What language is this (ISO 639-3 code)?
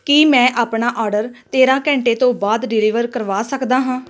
pan